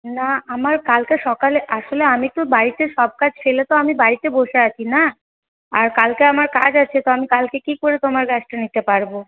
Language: Bangla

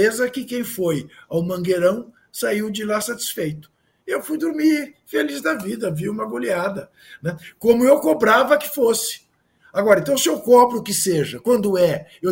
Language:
Portuguese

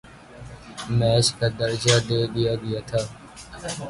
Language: Urdu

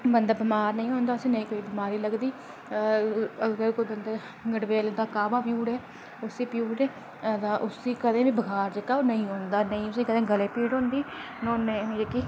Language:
Dogri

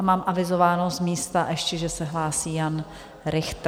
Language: Czech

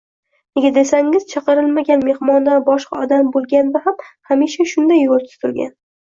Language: Uzbek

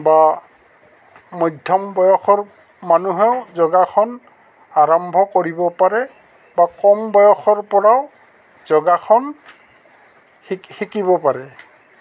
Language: Assamese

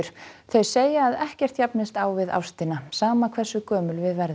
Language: Icelandic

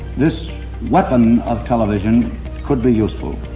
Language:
English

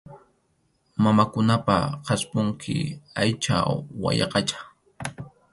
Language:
Arequipa-La Unión Quechua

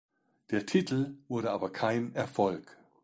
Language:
German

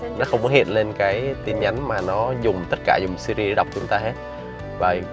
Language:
Vietnamese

